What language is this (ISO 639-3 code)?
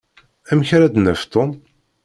kab